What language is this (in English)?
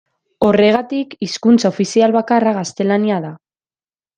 Basque